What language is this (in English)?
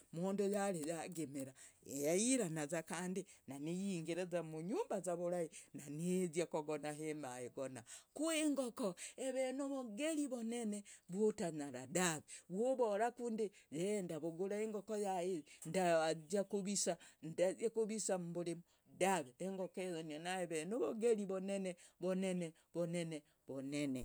Logooli